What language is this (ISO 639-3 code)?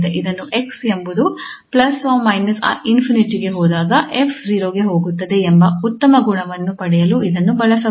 kan